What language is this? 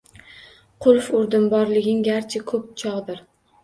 Uzbek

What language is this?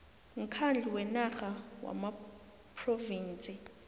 South Ndebele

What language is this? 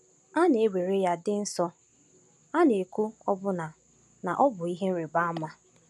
Igbo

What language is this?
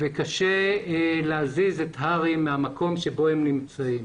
Hebrew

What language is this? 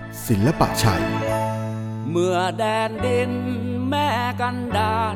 Thai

